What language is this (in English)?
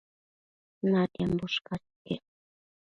Matsés